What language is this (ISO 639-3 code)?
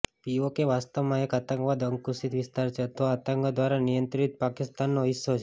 guj